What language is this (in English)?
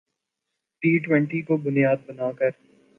Urdu